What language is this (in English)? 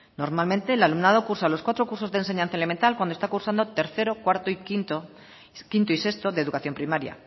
Spanish